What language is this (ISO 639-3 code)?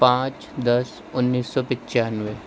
urd